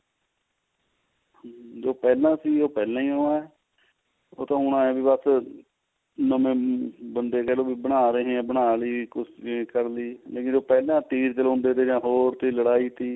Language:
Punjabi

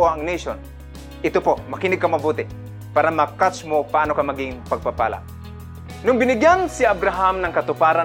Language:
Filipino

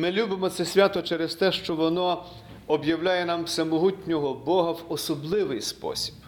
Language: Ukrainian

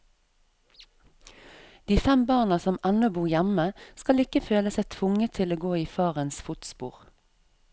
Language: Norwegian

